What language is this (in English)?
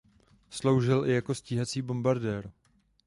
Czech